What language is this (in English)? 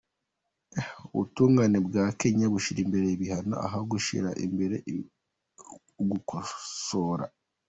Kinyarwanda